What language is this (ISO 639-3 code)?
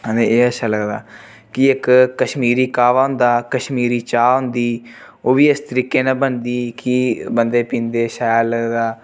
doi